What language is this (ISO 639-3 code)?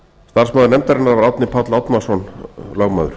isl